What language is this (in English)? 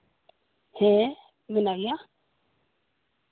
Santali